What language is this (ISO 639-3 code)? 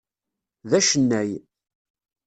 kab